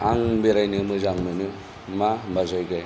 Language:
Bodo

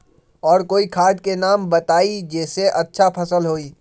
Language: Magahi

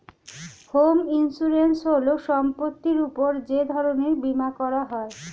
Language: Bangla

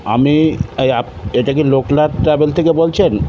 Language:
Bangla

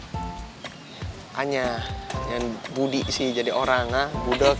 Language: Indonesian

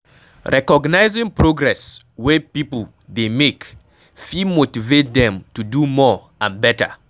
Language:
Nigerian Pidgin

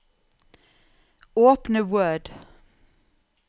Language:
Norwegian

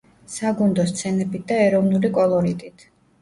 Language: Georgian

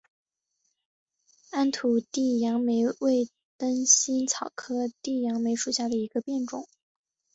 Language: Chinese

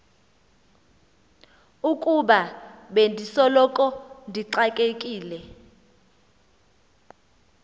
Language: Xhosa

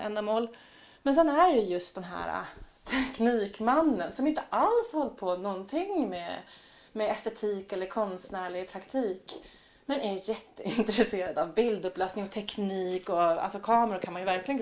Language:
Swedish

